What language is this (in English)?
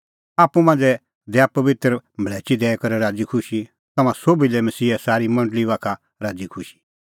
Kullu Pahari